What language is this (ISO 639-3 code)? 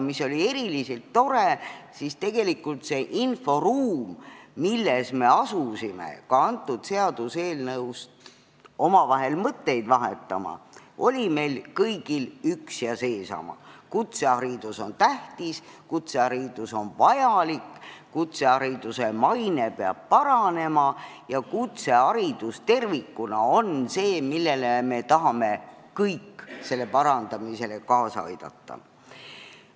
est